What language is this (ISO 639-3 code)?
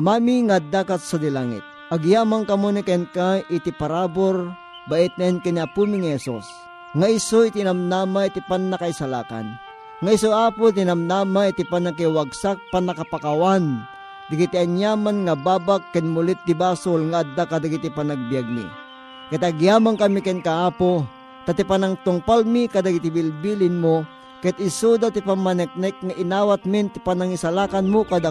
fil